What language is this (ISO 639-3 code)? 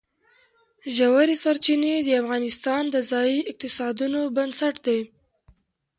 pus